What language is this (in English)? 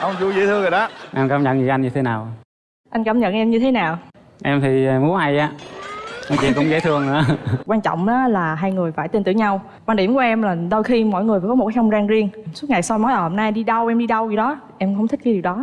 Vietnamese